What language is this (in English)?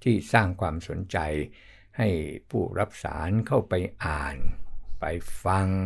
Thai